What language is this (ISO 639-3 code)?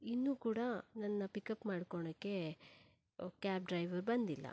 kan